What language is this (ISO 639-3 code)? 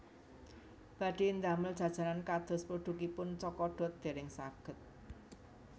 jav